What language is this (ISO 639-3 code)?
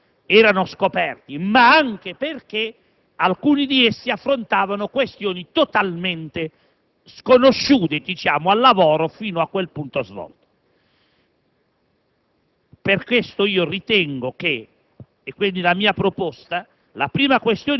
ita